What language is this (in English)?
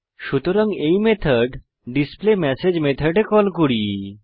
Bangla